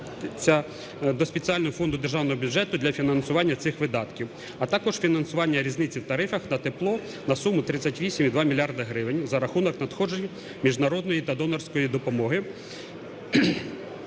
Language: Ukrainian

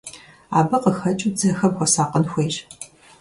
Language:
Kabardian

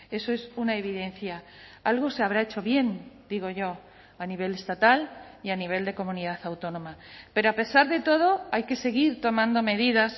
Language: Spanish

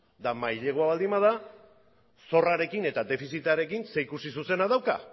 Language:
Basque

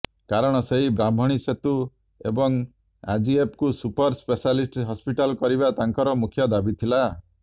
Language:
Odia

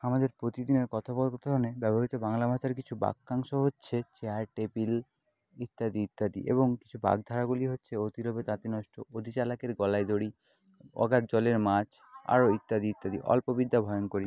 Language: Bangla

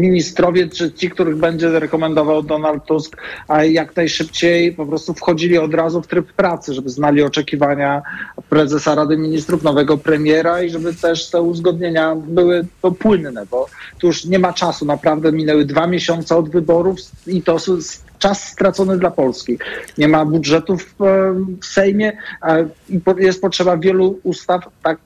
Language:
Polish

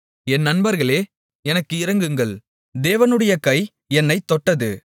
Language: Tamil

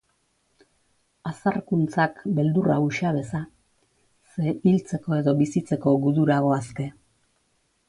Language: Basque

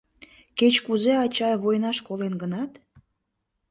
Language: Mari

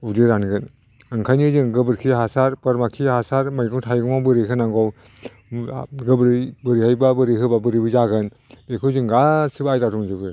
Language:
Bodo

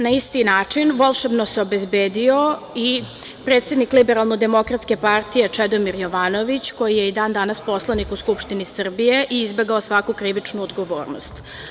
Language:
Serbian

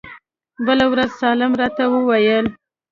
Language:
Pashto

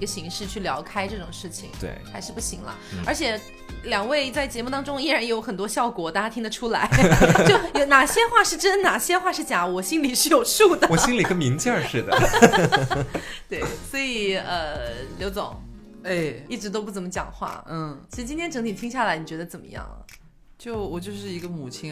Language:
Chinese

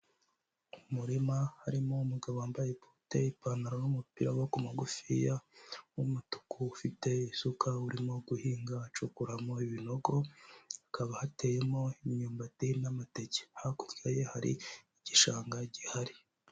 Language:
Kinyarwanda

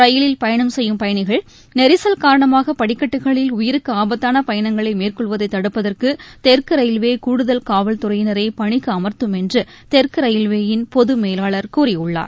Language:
Tamil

